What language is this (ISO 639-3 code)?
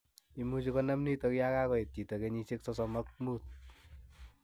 kln